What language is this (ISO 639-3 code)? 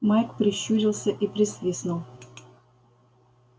rus